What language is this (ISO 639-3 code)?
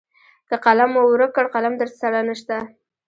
pus